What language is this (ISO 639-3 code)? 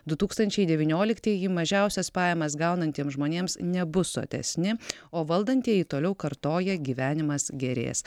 lit